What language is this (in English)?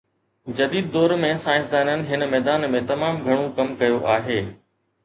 Sindhi